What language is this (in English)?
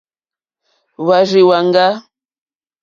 Mokpwe